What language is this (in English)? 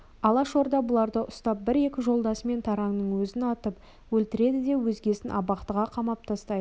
Kazakh